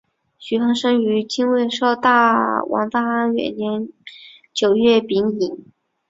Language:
Chinese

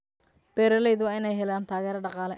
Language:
Somali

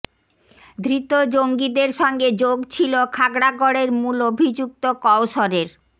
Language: Bangla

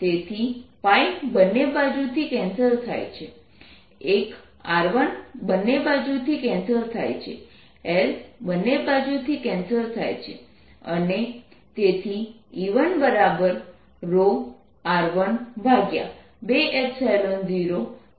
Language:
Gujarati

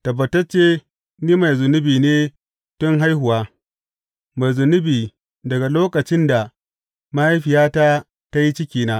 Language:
Hausa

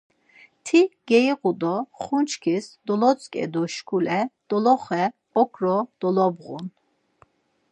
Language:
Laz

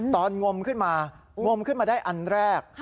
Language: Thai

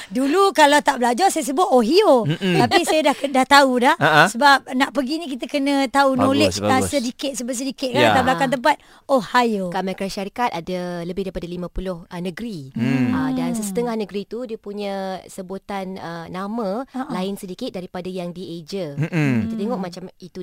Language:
Malay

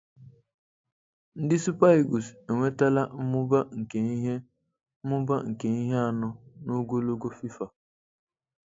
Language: Igbo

